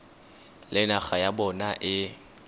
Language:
Tswana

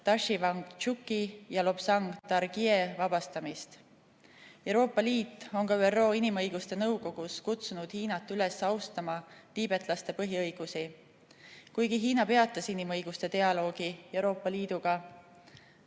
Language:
Estonian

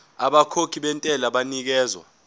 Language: Zulu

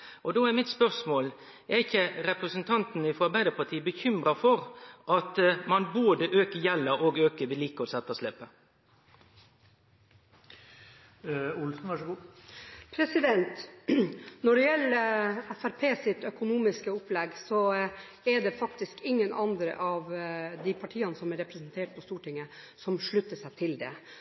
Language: Norwegian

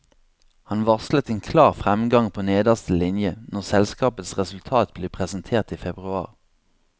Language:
Norwegian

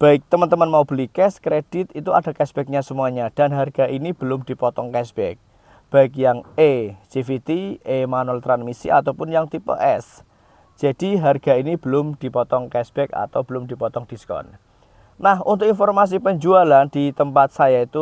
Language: Indonesian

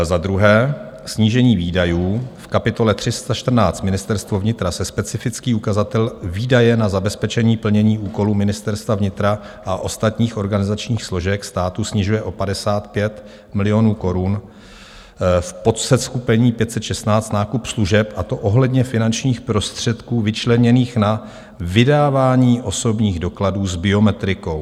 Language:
Czech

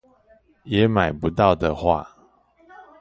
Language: Chinese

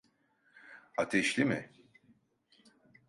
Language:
Turkish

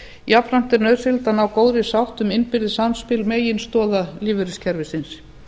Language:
Icelandic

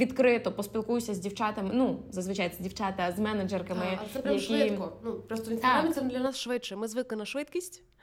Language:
Russian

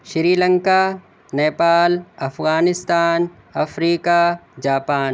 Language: Urdu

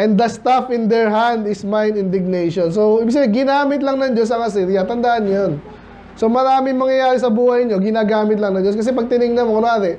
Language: Filipino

